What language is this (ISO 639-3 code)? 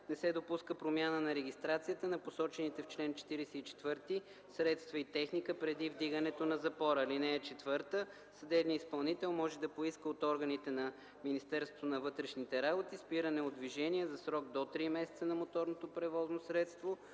bul